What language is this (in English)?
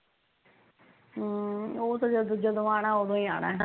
Punjabi